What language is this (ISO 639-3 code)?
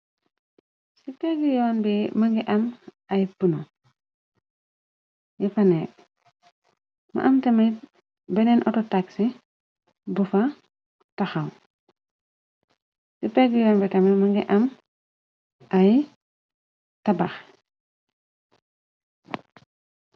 wol